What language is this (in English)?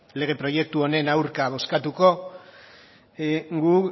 Basque